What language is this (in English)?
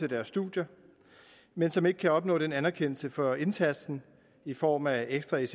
Danish